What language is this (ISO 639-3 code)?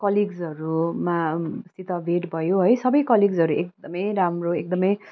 nep